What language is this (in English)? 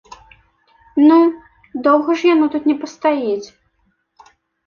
Belarusian